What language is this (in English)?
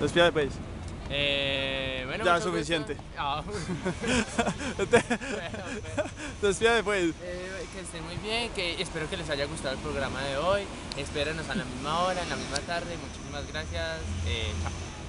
Spanish